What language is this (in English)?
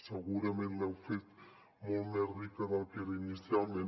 Catalan